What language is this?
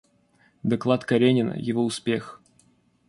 Russian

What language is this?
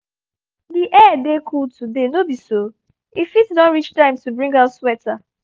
Nigerian Pidgin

